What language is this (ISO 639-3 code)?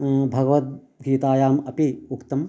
san